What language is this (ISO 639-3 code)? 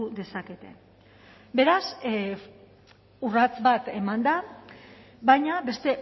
eus